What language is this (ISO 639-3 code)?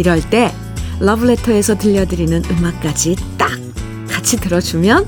kor